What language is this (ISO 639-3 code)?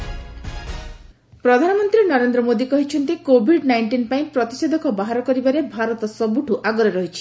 ori